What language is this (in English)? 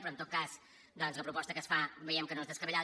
Catalan